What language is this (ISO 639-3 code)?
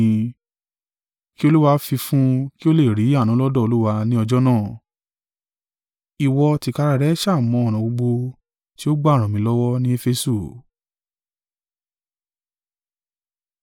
yor